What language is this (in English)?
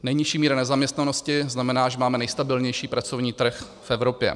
Czech